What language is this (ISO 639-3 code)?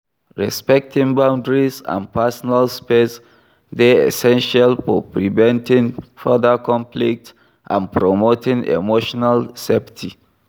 pcm